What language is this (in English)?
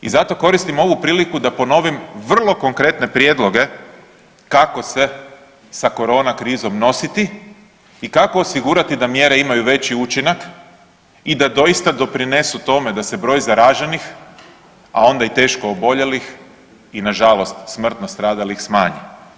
Croatian